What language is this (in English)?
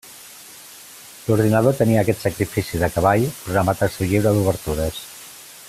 Catalan